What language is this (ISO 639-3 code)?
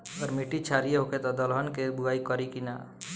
bho